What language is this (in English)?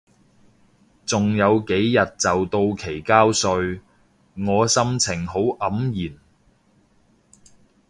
Cantonese